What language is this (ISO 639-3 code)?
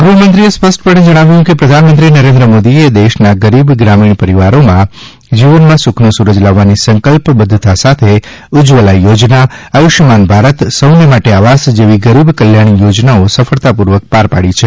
guj